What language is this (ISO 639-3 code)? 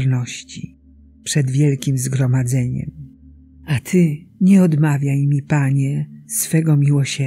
pol